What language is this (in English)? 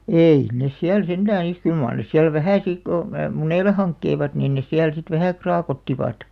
Finnish